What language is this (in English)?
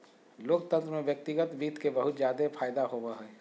Magahi